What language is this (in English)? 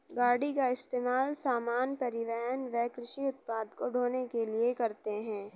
Hindi